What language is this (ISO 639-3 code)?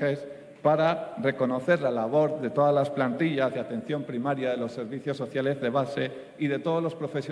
spa